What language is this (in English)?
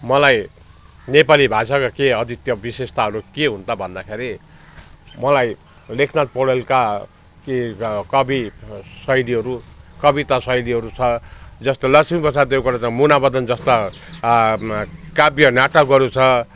Nepali